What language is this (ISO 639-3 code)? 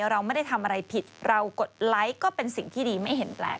tha